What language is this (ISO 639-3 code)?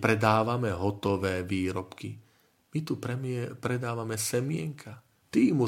slk